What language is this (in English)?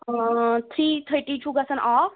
Kashmiri